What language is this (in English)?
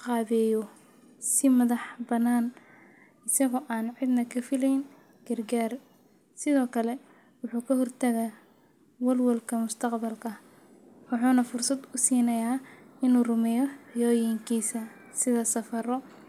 Somali